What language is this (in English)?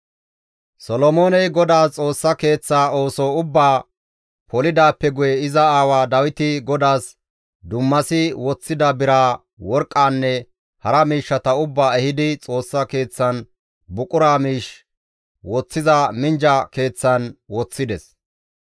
Gamo